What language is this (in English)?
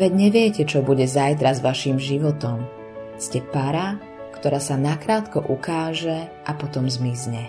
Slovak